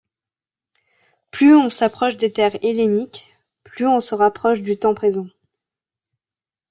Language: French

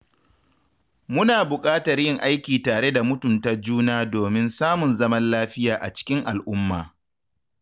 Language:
Hausa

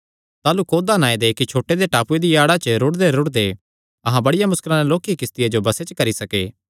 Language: Kangri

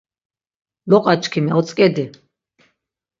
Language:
Laz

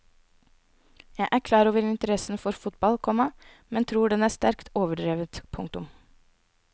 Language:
Norwegian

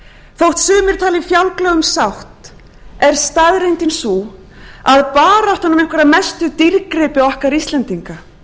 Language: Icelandic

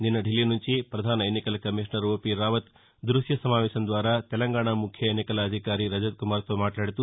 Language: Telugu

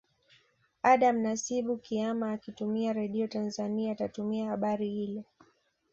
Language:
Swahili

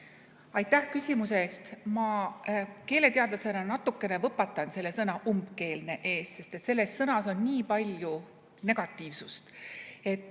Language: Estonian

